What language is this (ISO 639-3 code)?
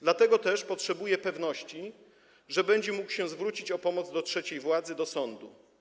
pol